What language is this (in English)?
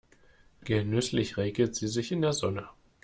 German